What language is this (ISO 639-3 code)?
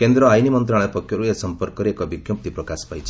ori